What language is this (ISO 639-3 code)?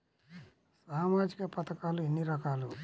tel